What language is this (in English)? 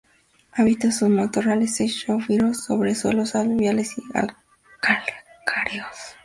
Spanish